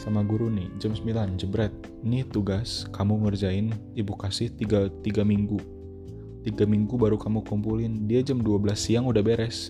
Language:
Indonesian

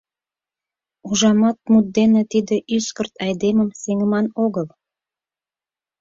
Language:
Mari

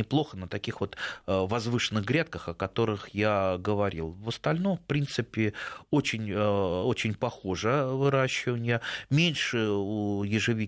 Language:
Russian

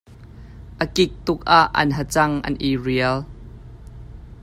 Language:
Hakha Chin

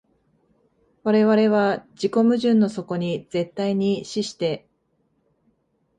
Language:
Japanese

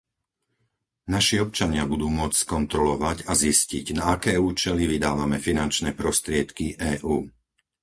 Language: Slovak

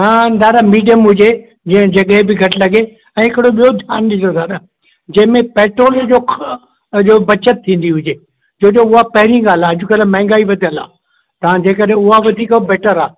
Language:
Sindhi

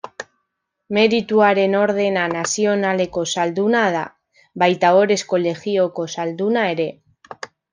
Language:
Basque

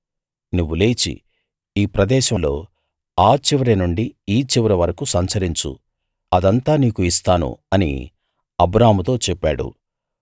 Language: Telugu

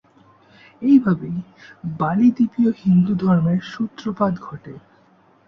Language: Bangla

